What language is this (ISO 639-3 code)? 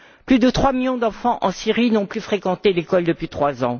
fra